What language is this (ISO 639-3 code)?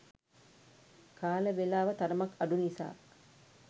sin